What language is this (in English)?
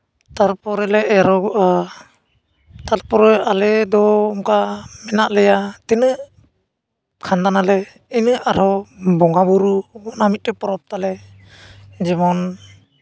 Santali